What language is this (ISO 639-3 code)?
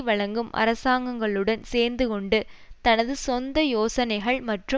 tam